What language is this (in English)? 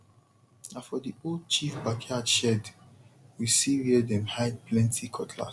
Nigerian Pidgin